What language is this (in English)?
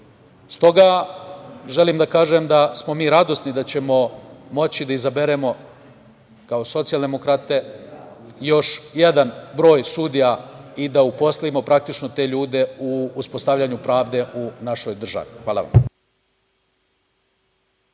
Serbian